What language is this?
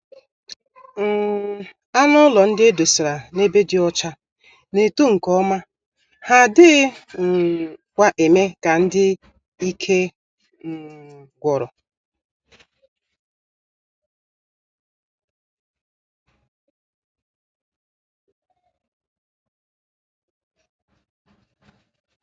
Igbo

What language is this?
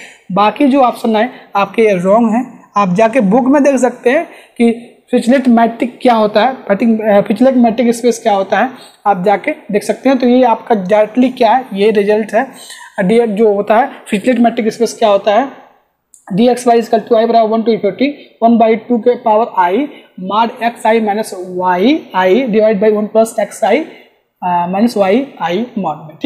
Hindi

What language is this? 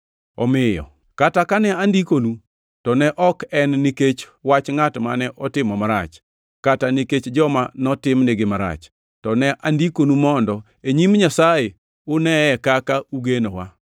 Luo (Kenya and Tanzania)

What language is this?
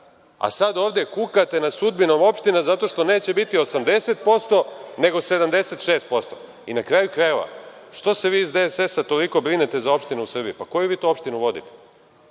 Serbian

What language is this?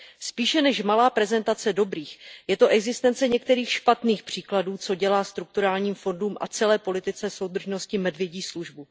Czech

